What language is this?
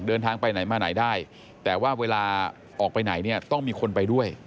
Thai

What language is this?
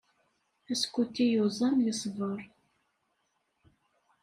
Kabyle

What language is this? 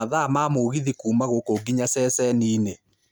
Kikuyu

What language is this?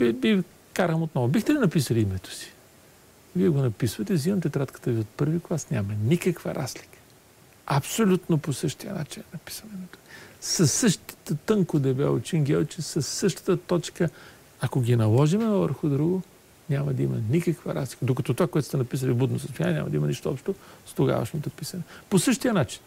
Bulgarian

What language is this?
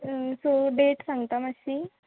Konkani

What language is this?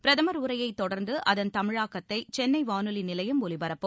Tamil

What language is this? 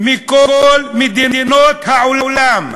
Hebrew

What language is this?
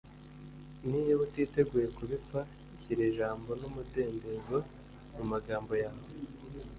Kinyarwanda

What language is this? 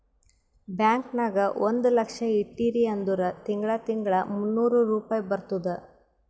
Kannada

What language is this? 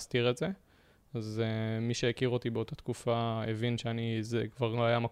Hebrew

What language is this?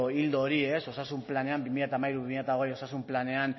Basque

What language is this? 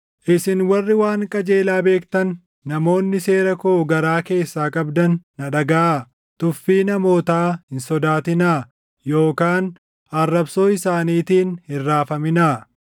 Oromo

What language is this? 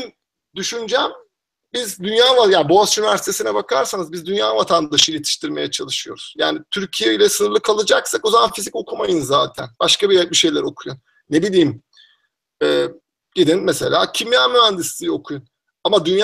Turkish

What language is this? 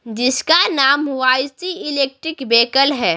Hindi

